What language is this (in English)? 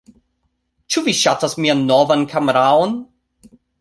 Esperanto